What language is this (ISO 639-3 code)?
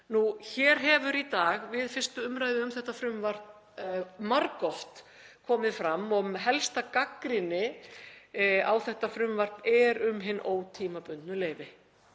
isl